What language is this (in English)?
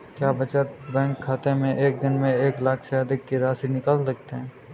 Hindi